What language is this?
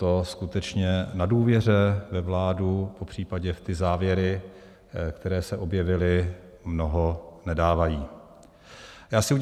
Czech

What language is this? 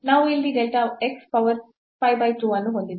Kannada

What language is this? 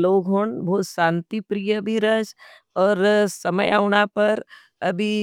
Nimadi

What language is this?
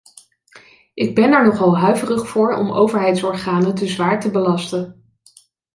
Dutch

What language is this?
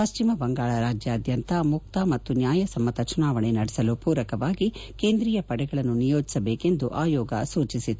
Kannada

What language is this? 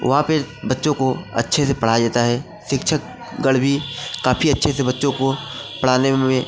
Hindi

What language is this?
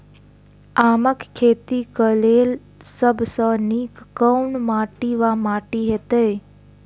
Maithili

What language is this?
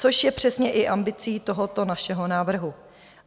Czech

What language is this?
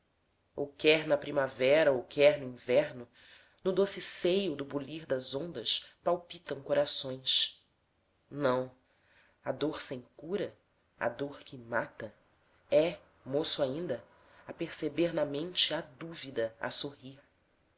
Portuguese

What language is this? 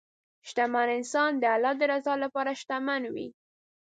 Pashto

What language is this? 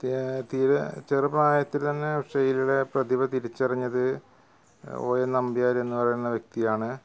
Malayalam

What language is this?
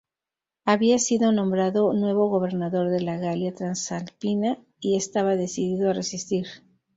Spanish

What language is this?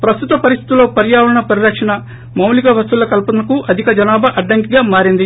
Telugu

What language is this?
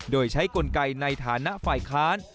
Thai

